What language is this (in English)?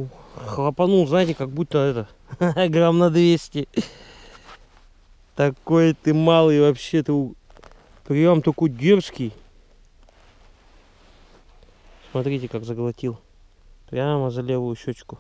Russian